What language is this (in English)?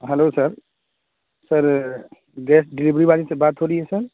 Urdu